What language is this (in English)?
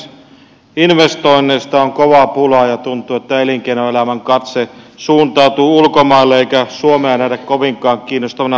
Finnish